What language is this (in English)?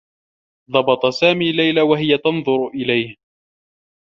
Arabic